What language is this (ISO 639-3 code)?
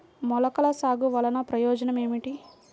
tel